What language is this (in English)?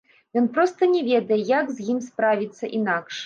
Belarusian